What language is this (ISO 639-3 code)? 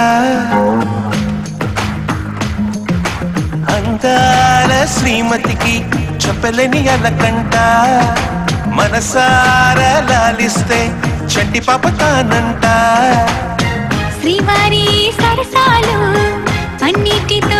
kan